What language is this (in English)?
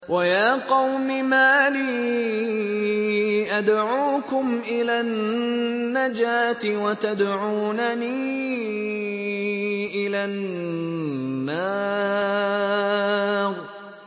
Arabic